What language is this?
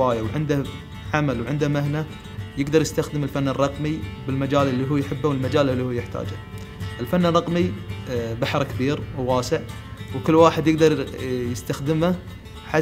Arabic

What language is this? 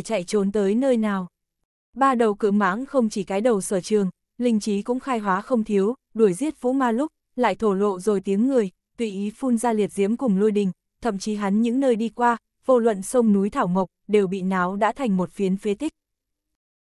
Vietnamese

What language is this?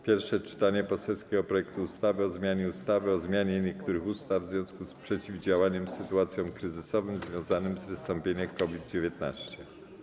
Polish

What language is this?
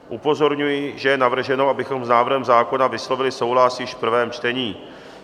Czech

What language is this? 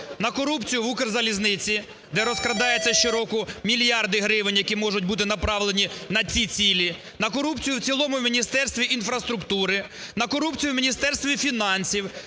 Ukrainian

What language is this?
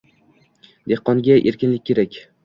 Uzbek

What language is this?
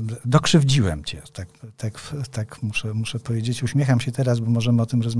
Polish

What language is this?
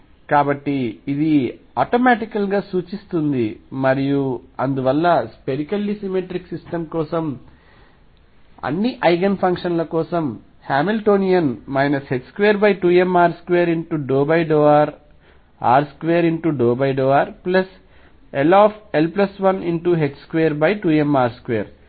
Telugu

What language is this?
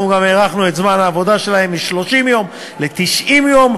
Hebrew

